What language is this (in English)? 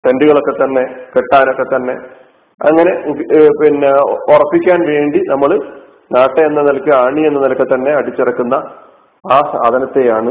Malayalam